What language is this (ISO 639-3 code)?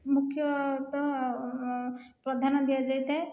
ori